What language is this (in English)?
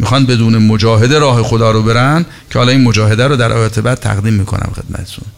Persian